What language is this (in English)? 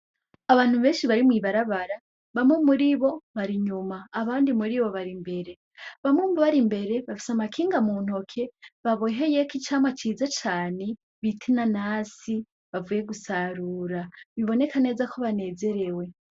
Rundi